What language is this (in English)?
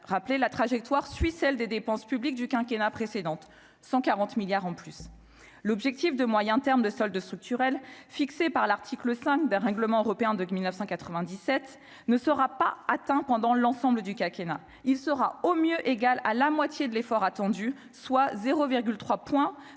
French